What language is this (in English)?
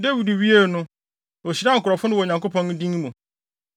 Akan